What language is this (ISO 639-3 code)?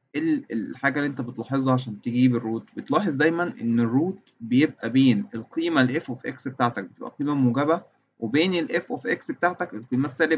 ara